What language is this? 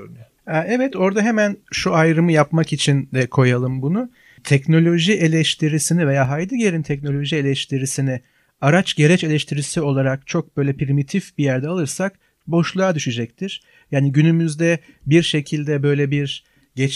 Turkish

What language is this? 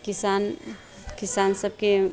Maithili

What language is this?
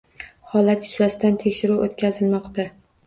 Uzbek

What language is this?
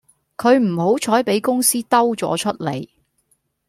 Cantonese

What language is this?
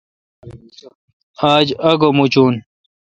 Kalkoti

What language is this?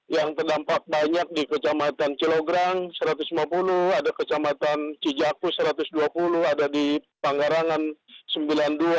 Indonesian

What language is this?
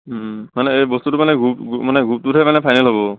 Assamese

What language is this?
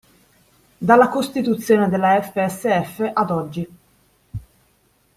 Italian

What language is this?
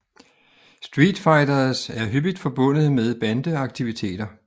Danish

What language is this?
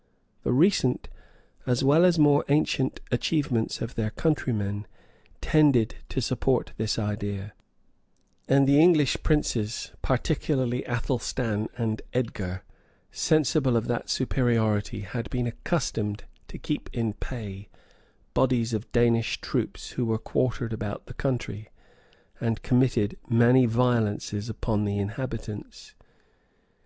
English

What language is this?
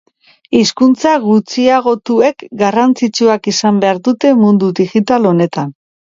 Basque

